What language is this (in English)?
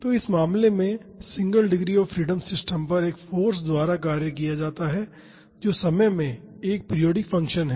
Hindi